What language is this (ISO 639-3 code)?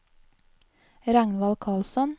nor